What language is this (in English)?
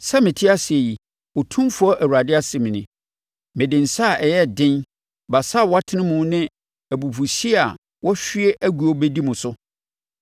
Akan